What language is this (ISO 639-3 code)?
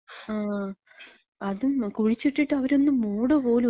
mal